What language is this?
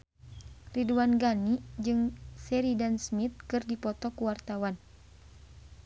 Sundanese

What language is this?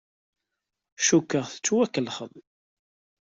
Kabyle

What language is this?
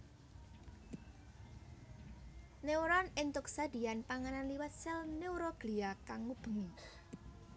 Javanese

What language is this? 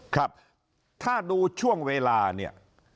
Thai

